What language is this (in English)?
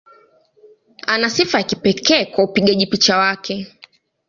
Swahili